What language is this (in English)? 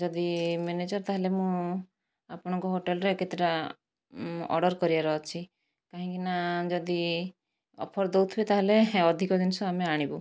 Odia